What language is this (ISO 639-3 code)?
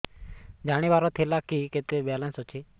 ori